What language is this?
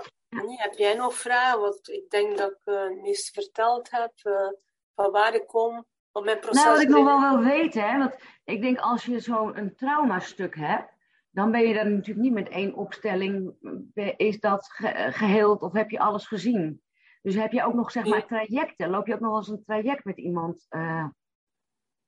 Dutch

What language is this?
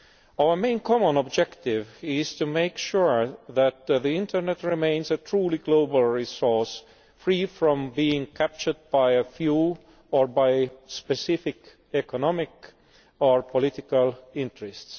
English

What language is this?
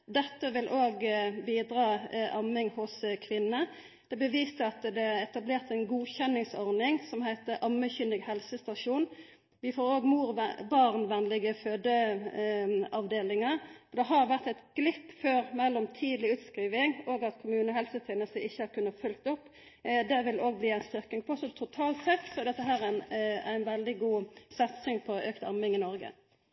Norwegian Nynorsk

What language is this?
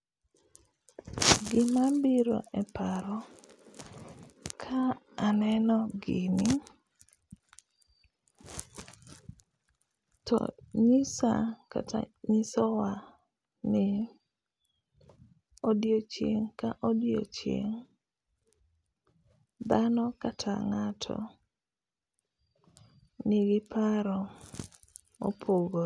Luo (Kenya and Tanzania)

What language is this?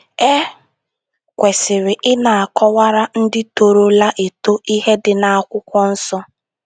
Igbo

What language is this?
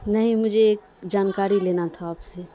Urdu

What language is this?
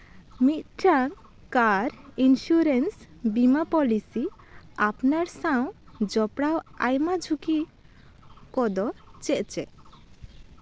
Santali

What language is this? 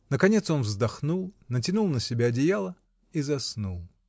Russian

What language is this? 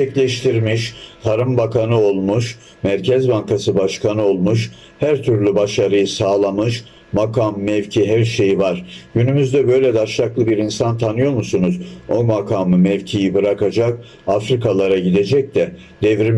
Turkish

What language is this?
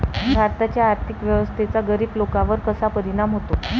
Marathi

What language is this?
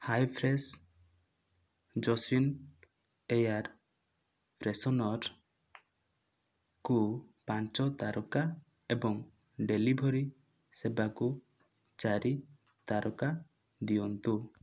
Odia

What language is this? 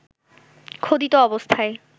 Bangla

